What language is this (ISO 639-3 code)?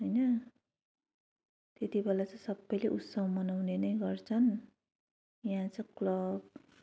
nep